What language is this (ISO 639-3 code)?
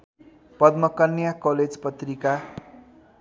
nep